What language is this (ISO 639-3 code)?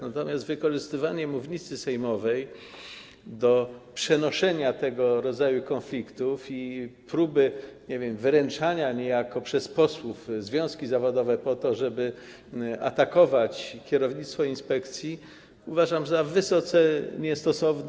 pol